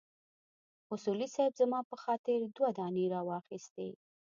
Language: Pashto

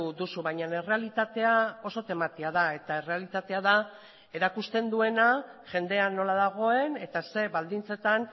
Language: Basque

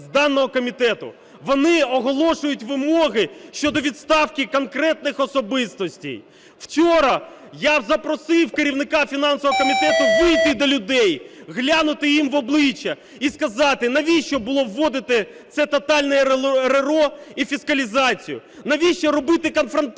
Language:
Ukrainian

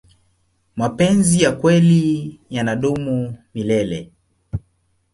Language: Swahili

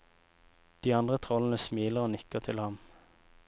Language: Norwegian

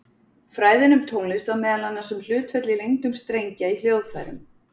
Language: Icelandic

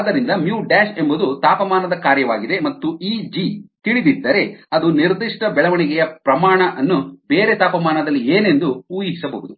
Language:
Kannada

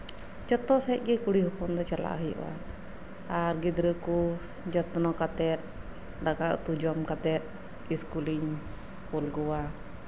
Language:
Santali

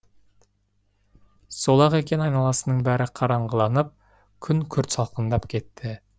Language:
Kazakh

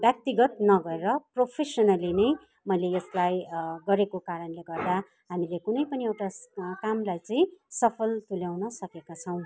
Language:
Nepali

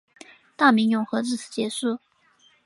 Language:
Chinese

